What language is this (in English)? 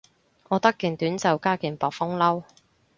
Cantonese